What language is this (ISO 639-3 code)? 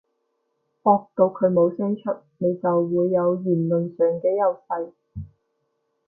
yue